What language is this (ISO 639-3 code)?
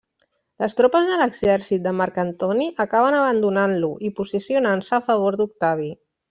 cat